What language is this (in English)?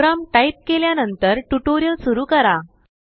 Marathi